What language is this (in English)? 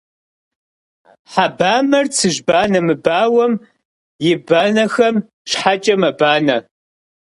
Kabardian